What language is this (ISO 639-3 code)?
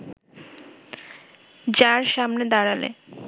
ben